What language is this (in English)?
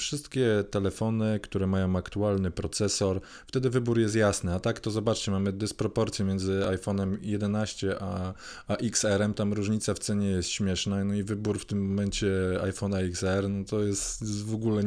Polish